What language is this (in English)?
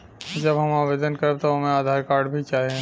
Bhojpuri